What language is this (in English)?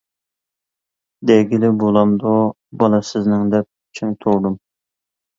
Uyghur